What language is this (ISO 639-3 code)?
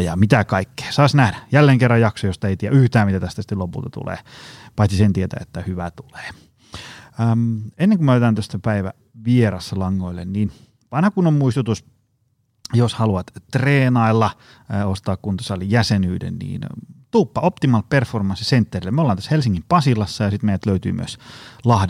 fin